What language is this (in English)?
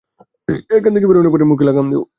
Bangla